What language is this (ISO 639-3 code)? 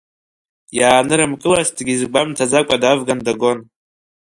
abk